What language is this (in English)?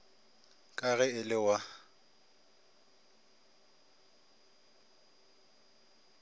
Northern Sotho